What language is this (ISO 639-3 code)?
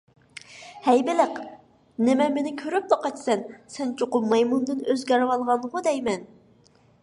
uig